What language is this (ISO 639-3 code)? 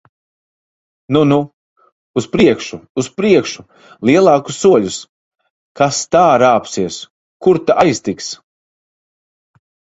lav